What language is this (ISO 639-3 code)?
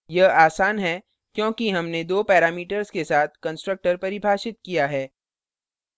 hin